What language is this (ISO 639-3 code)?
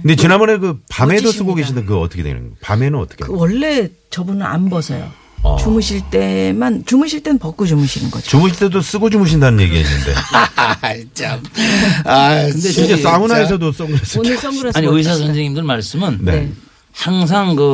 kor